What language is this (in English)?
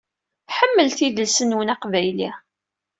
Kabyle